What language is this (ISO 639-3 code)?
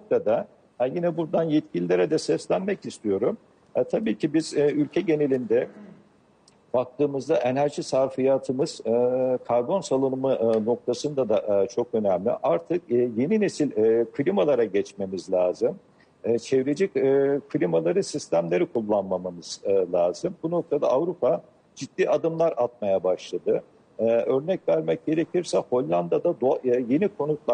tur